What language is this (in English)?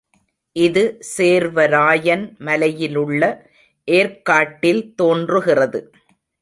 Tamil